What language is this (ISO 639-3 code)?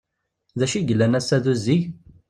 kab